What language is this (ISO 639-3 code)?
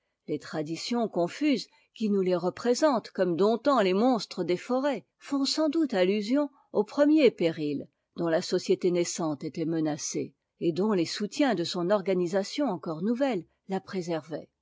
fra